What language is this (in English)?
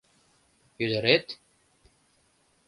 Mari